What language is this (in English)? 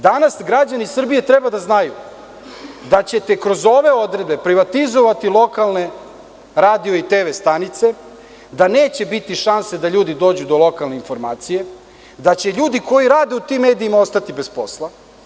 Serbian